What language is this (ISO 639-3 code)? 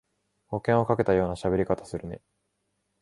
jpn